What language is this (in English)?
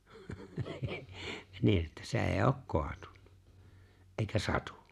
Finnish